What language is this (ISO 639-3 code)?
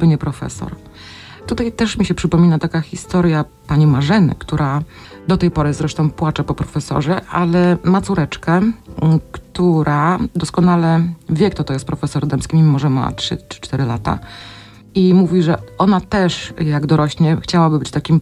pol